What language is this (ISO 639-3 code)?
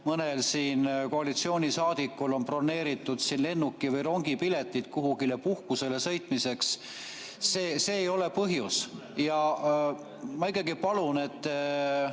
est